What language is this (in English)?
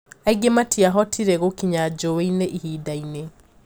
Kikuyu